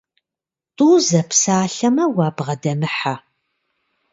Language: Kabardian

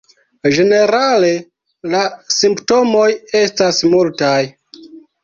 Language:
Esperanto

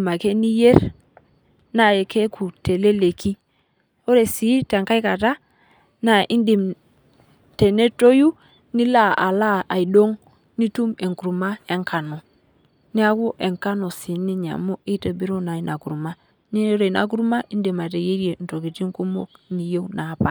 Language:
Masai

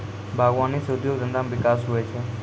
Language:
Maithili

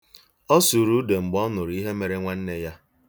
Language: Igbo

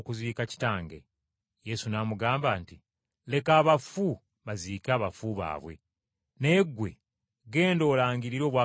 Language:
Ganda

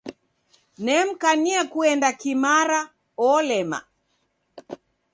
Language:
Taita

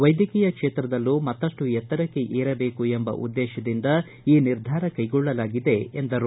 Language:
Kannada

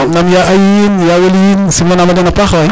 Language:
Serer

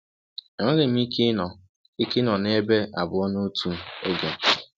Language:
Igbo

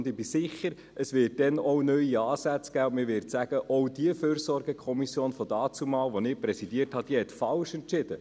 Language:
Swiss German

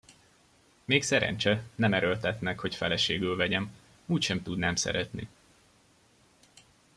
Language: Hungarian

